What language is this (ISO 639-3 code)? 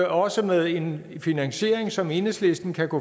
dan